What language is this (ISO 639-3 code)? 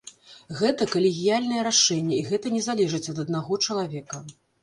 bel